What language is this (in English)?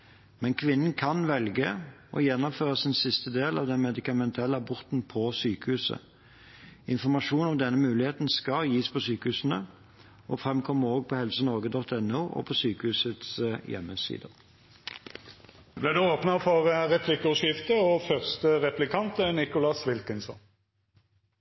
Norwegian